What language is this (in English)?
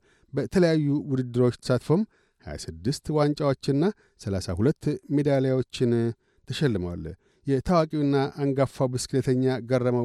Amharic